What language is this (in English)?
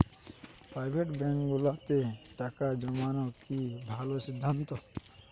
Bangla